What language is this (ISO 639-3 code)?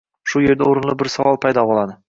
uzb